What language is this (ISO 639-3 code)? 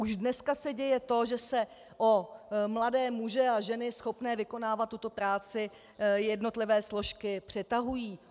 ces